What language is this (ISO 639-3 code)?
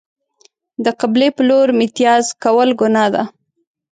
pus